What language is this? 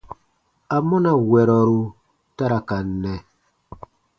Baatonum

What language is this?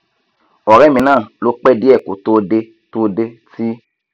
Yoruba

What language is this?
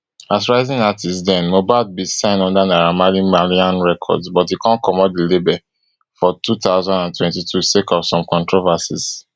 Nigerian Pidgin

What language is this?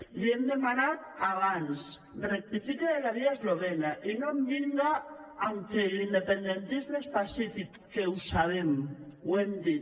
Catalan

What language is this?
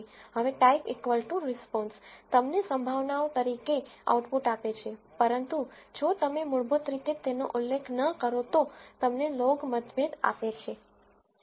Gujarati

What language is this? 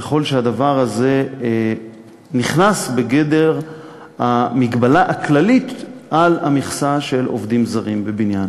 Hebrew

